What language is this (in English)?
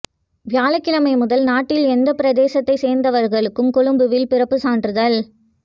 Tamil